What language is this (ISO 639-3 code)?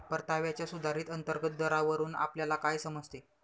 mar